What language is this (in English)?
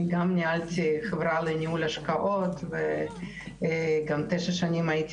Hebrew